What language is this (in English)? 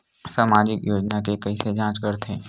Chhattisgarhi